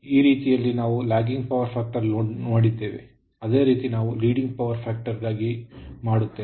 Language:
Kannada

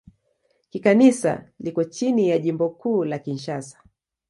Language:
Swahili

